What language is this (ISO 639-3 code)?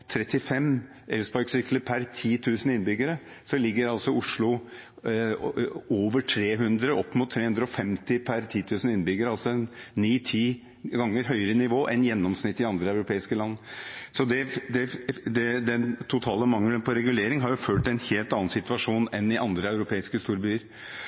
nob